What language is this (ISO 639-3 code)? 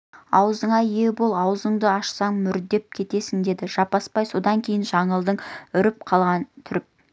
kaz